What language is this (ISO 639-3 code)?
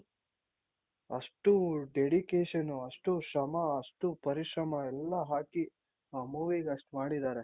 kan